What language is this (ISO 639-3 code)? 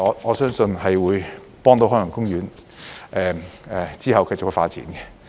yue